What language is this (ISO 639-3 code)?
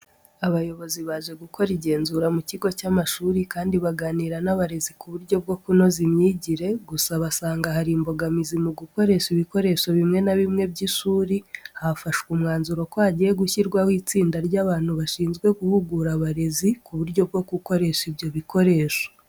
kin